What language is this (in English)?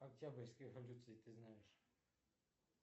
Russian